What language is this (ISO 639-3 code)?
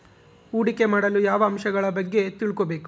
kan